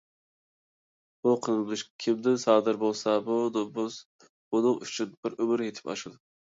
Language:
Uyghur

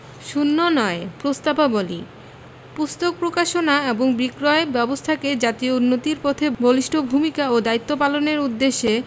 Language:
Bangla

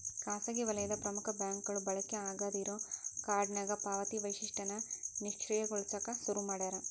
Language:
Kannada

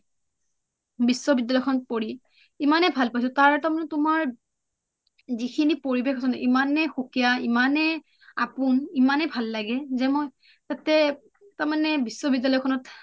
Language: Assamese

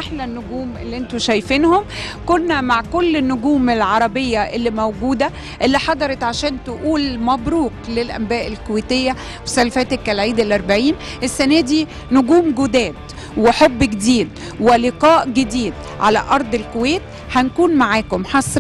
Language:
Arabic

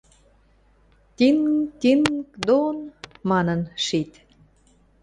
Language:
Western Mari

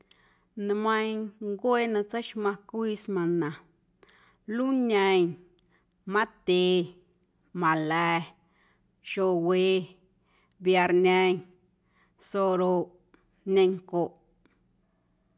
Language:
Guerrero Amuzgo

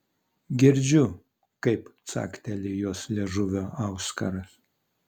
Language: Lithuanian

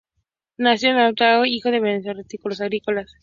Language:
Spanish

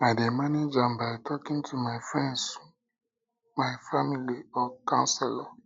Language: Nigerian Pidgin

